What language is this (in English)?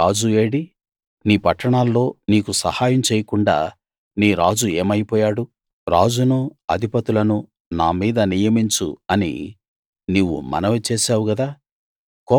Telugu